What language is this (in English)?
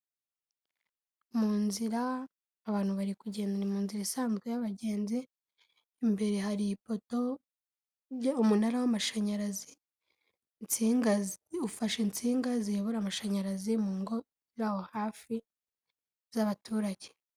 Kinyarwanda